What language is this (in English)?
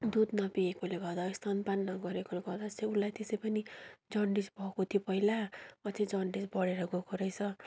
Nepali